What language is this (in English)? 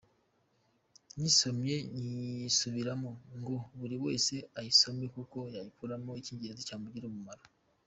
Kinyarwanda